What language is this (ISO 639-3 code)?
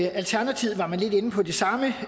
dan